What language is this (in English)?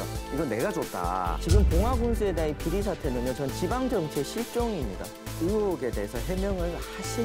Korean